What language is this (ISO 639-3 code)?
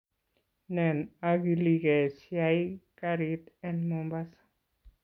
kln